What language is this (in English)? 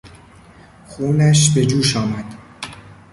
Persian